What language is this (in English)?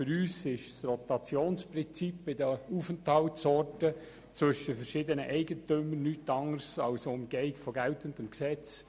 Swiss German